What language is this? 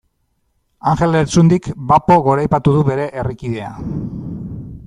Basque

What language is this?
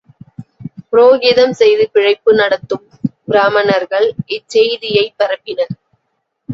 Tamil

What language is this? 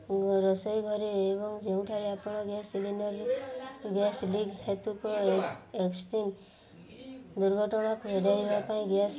Odia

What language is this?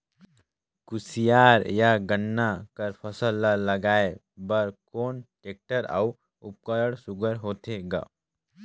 Chhattisgarhi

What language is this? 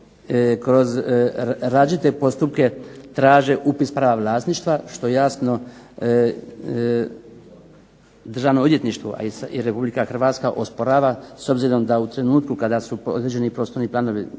Croatian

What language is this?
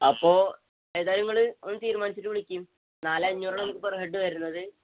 Malayalam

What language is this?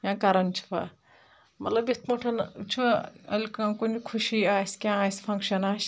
Kashmiri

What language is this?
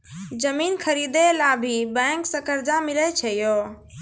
Maithili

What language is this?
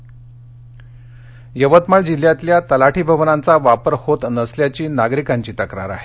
Marathi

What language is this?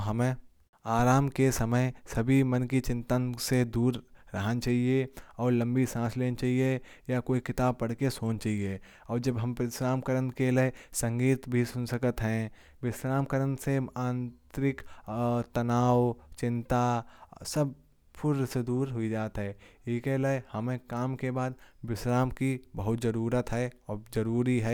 Kanauji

